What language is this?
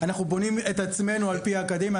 Hebrew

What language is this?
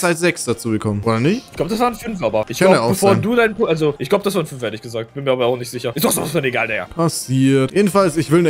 German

